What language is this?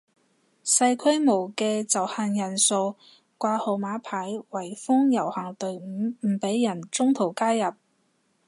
Cantonese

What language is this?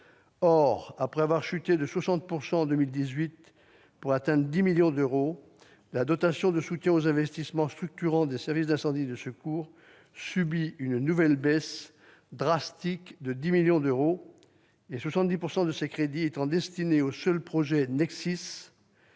French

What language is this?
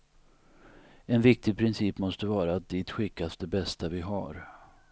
Swedish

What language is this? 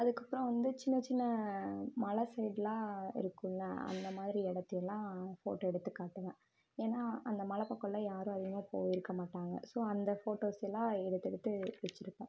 Tamil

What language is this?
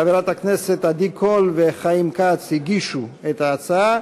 Hebrew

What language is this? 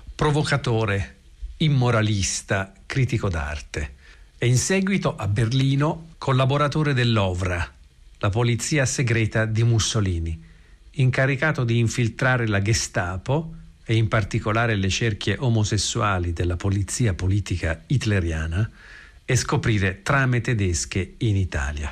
Italian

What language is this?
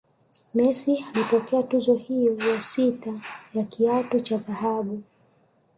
Swahili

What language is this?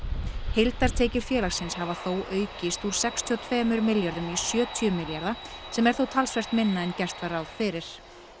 Icelandic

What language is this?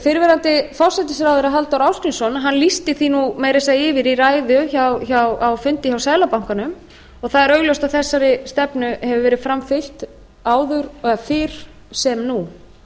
Icelandic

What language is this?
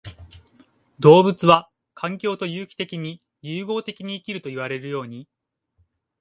Japanese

